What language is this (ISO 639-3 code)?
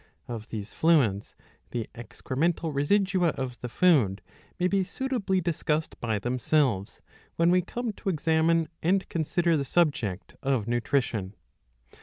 eng